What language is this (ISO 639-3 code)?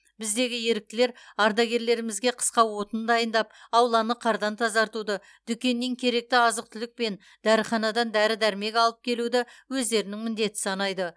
kaz